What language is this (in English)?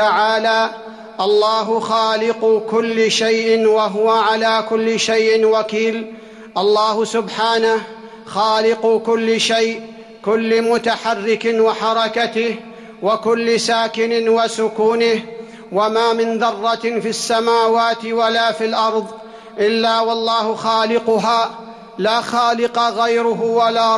Arabic